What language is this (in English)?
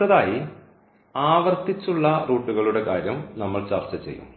Malayalam